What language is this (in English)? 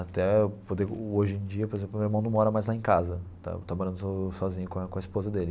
Portuguese